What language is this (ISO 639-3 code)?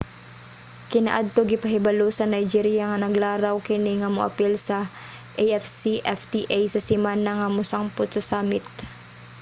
ceb